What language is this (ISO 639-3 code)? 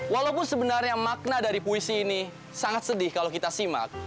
ind